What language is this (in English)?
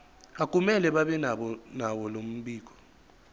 Zulu